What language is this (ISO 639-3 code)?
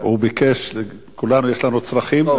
heb